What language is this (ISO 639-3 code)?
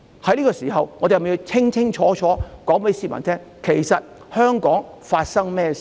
yue